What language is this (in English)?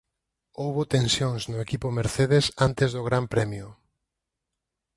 Galician